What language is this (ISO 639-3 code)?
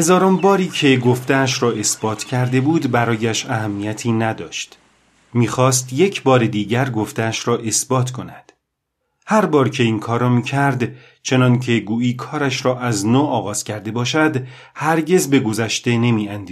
fas